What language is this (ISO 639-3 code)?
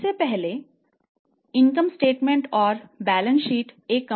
hin